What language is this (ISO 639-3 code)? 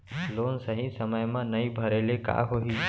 hne